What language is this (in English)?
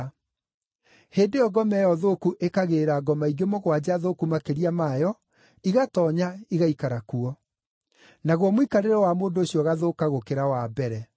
Kikuyu